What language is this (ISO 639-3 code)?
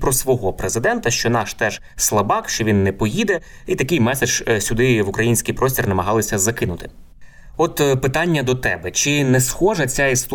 ukr